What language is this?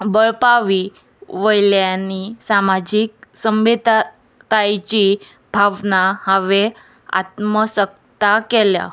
Konkani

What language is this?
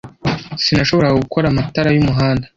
Kinyarwanda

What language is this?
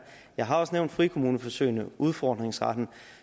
Danish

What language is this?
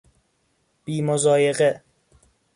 Persian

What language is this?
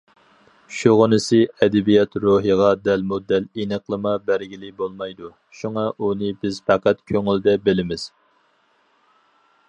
Uyghur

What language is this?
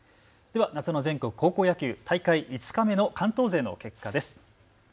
Japanese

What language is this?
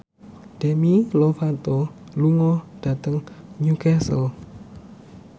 Javanese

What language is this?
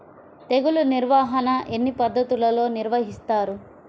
Telugu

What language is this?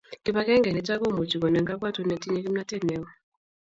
Kalenjin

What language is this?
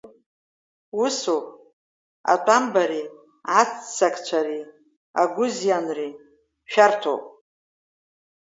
Abkhazian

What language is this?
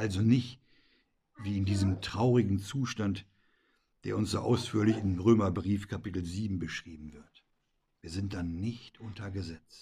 German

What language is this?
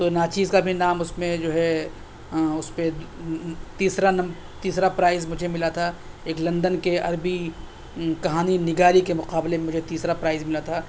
Urdu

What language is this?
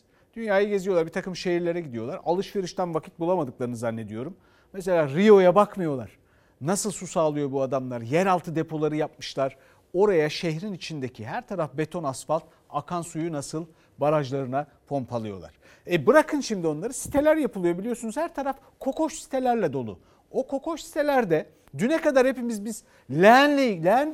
Turkish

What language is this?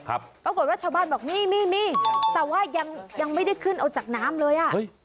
Thai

